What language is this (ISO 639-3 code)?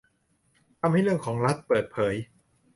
tha